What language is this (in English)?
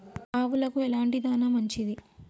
Telugu